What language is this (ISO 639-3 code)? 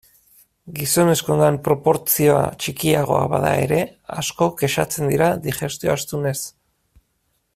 eus